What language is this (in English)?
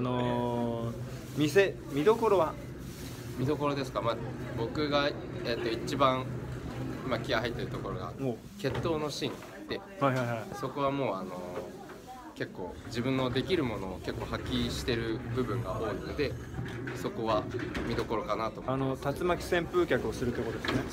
Japanese